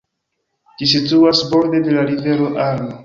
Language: Esperanto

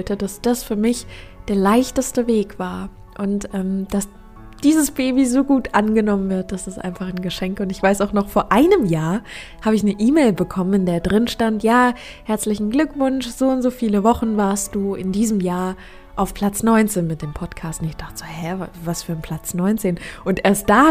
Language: German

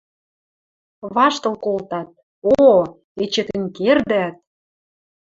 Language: Western Mari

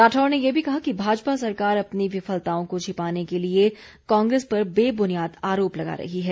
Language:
Hindi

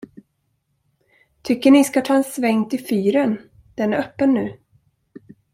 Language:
Swedish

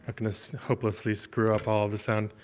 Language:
English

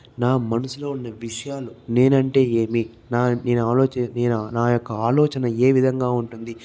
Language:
Telugu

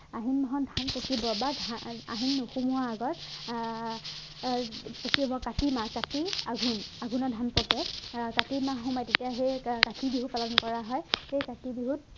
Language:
Assamese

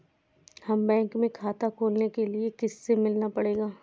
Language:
Hindi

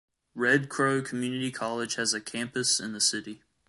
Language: English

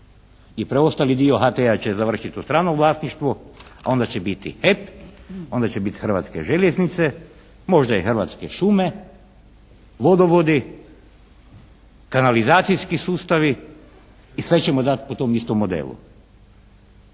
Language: Croatian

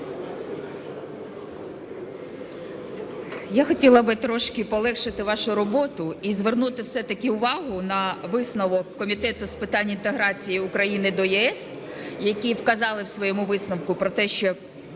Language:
Ukrainian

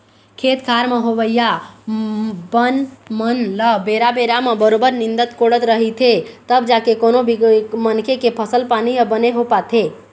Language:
Chhattisgarhi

